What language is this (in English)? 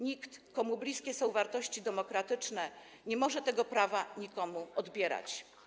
Polish